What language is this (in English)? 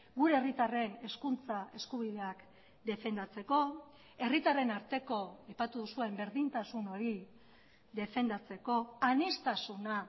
Basque